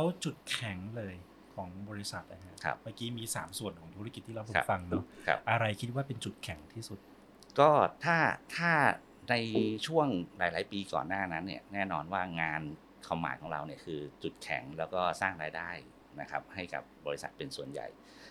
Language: Thai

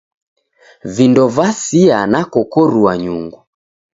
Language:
Taita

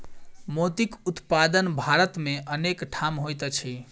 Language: Maithili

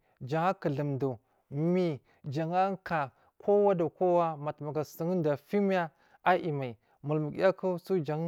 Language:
Marghi South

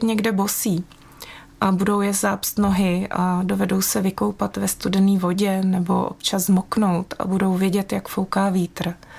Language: Czech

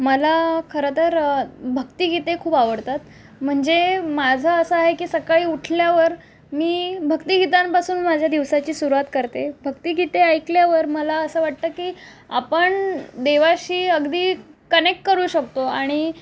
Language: Marathi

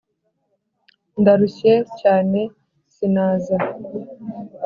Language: Kinyarwanda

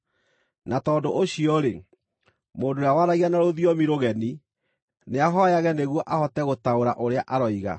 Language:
Kikuyu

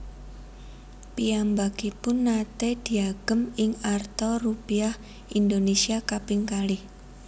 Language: Javanese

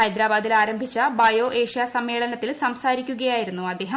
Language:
Malayalam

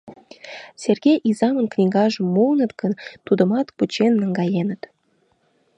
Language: Mari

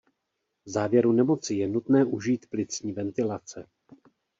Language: Czech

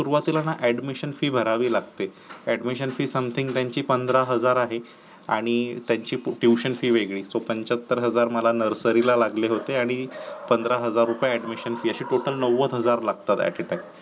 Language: Marathi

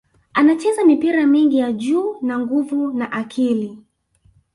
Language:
Swahili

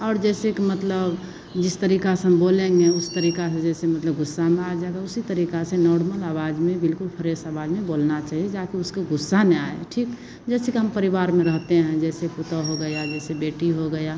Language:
Hindi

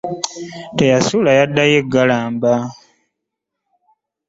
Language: Ganda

